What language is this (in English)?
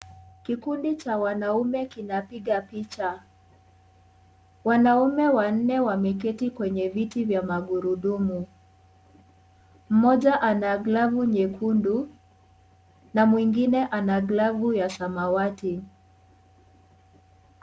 Swahili